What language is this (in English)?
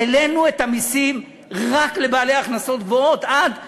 Hebrew